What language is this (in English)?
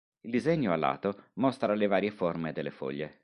Italian